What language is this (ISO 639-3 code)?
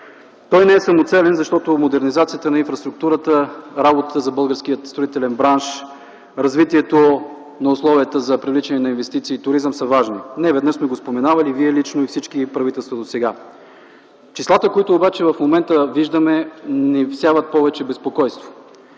bul